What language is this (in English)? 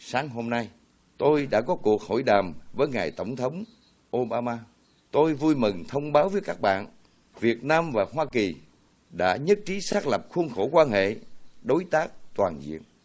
Vietnamese